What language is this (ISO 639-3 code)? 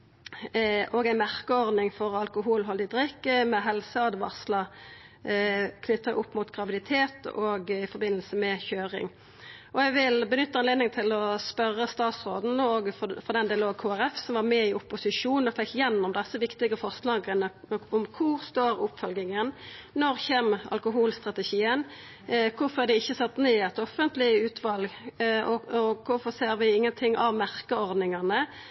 nno